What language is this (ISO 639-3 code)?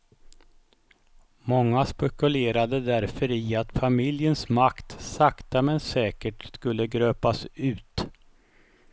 swe